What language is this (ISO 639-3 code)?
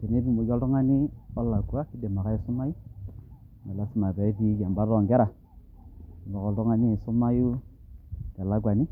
mas